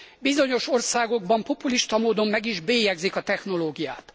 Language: Hungarian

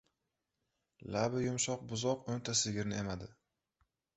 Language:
Uzbek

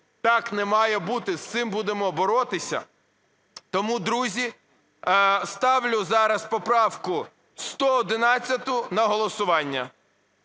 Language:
Ukrainian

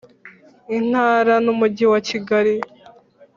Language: Kinyarwanda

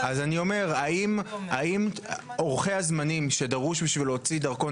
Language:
Hebrew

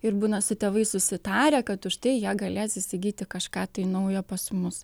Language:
Lithuanian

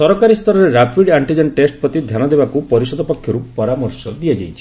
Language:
Odia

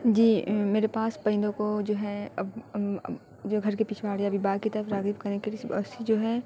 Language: Urdu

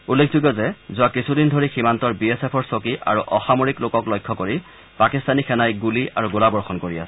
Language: Assamese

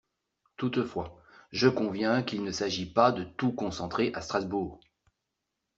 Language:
French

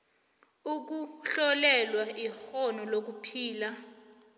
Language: South Ndebele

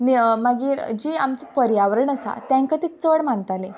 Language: Konkani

